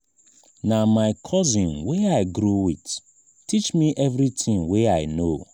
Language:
Nigerian Pidgin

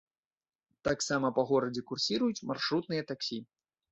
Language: Belarusian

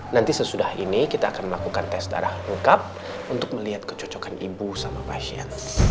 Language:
Indonesian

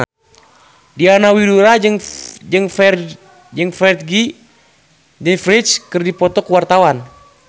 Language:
Sundanese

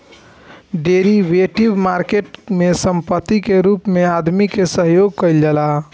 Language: Bhojpuri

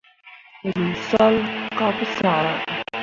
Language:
Mundang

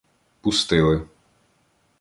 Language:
Ukrainian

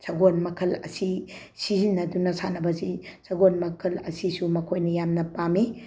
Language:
Manipuri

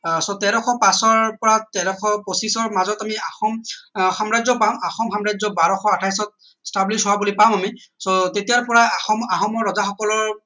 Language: Assamese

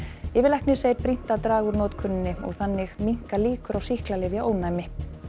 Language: Icelandic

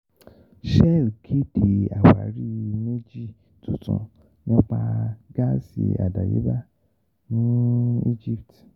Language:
Yoruba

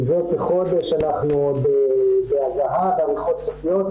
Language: Hebrew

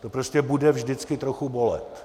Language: Czech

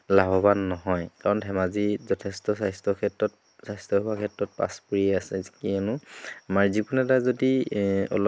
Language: Assamese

